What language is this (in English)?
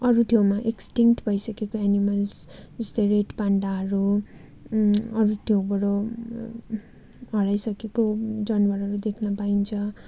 Nepali